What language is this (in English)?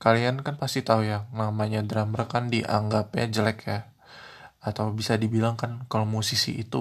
Indonesian